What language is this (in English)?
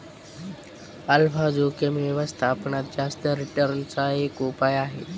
Marathi